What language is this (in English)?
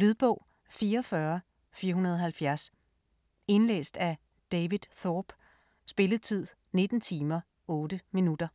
Danish